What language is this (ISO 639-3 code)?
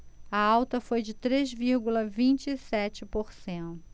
por